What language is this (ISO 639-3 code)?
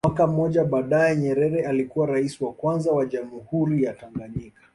swa